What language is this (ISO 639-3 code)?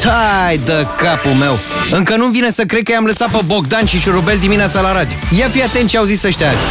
ron